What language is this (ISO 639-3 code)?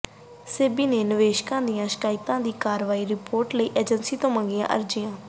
pan